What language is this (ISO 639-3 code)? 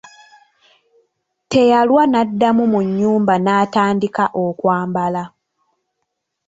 lug